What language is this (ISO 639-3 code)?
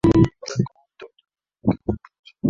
swa